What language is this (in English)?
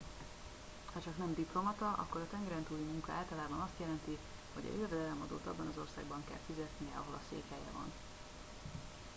Hungarian